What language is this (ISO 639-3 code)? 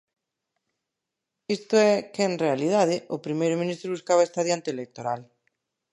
glg